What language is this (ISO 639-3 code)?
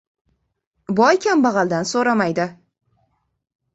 uzb